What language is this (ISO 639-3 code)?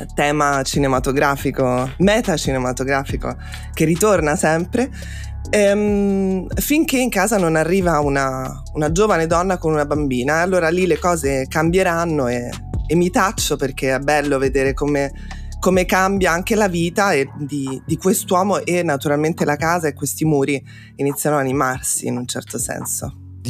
ita